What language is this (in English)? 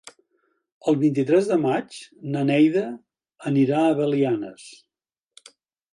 Catalan